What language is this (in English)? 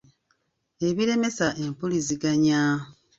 Ganda